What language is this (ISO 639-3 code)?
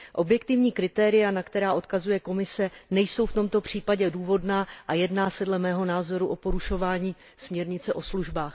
ces